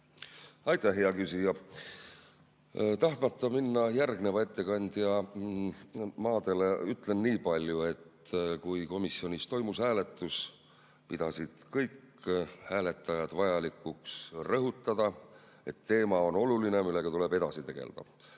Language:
Estonian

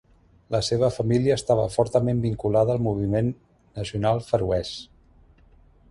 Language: Catalan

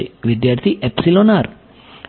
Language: Gujarati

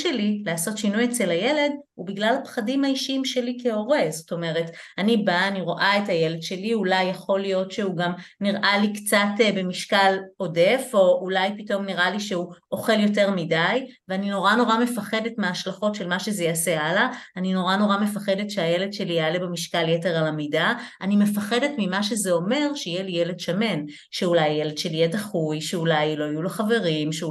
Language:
Hebrew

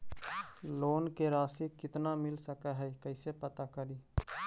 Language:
Magahi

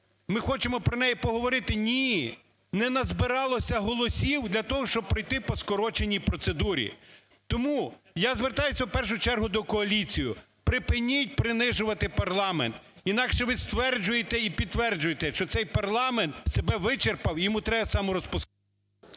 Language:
Ukrainian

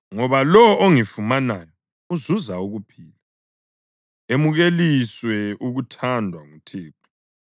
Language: North Ndebele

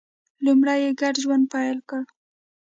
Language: Pashto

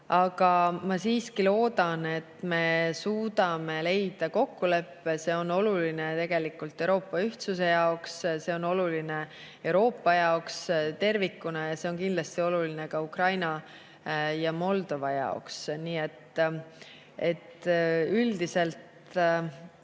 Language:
Estonian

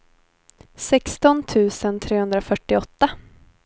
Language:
Swedish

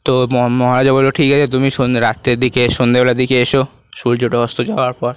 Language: Bangla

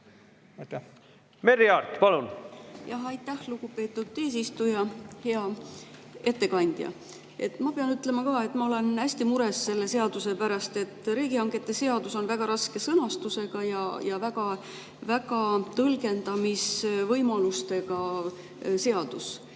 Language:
Estonian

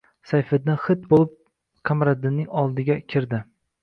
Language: Uzbek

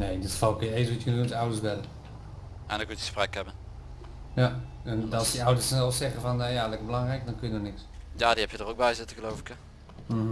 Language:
Dutch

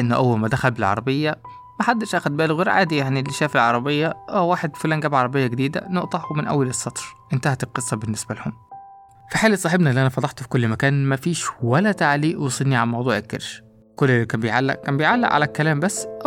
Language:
Arabic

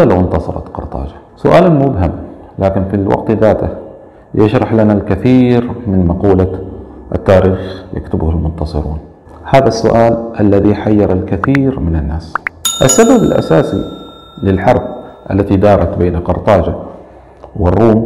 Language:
Arabic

